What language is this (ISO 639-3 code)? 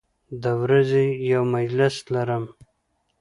pus